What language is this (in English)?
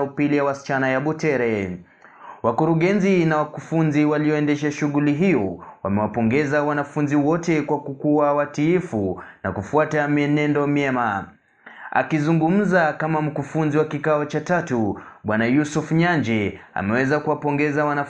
Swahili